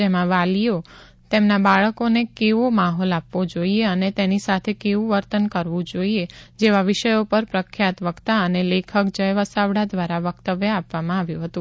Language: Gujarati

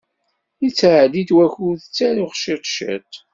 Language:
Kabyle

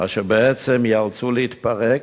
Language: Hebrew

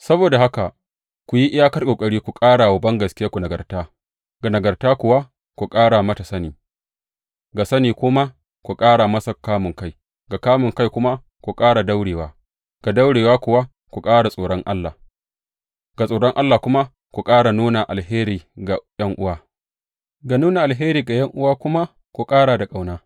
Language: Hausa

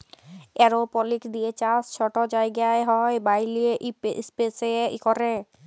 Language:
Bangla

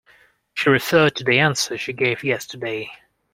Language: English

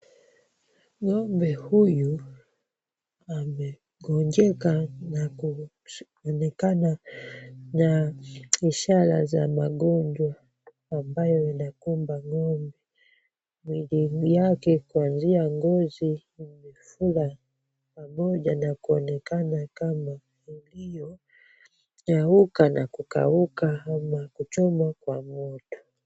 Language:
Swahili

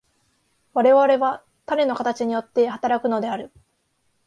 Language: Japanese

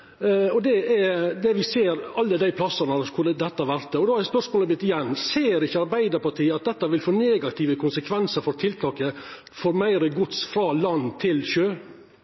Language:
Norwegian Nynorsk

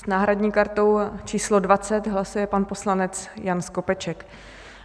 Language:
Czech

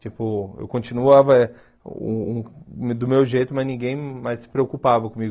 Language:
Portuguese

